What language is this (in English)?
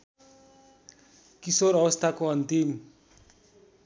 Nepali